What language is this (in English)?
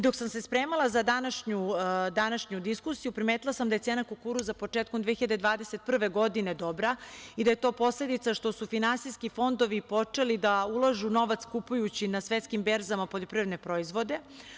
Serbian